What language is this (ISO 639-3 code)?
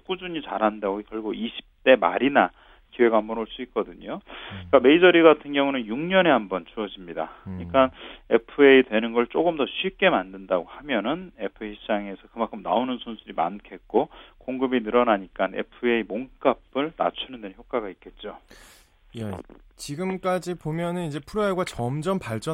kor